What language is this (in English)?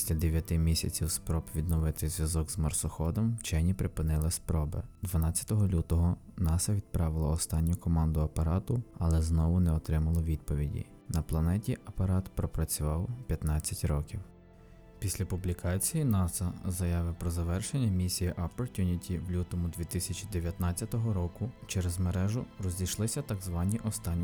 Ukrainian